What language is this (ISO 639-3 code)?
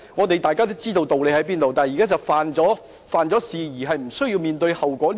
yue